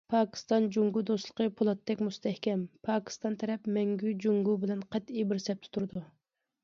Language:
Uyghur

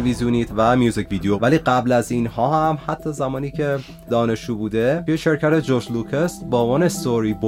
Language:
Persian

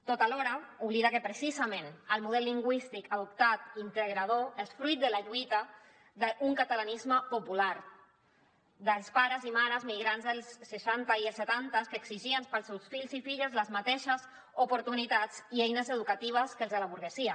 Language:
Catalan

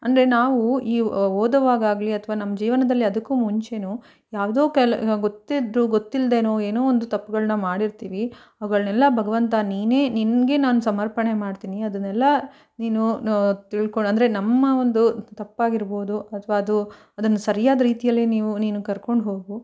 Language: Kannada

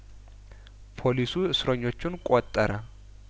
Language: Amharic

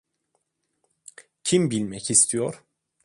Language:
Turkish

